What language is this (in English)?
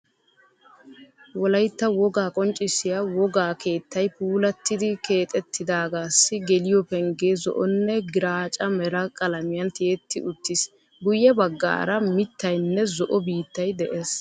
Wolaytta